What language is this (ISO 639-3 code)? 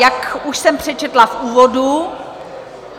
ces